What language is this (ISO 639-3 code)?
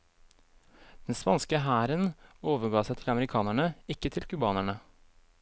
nor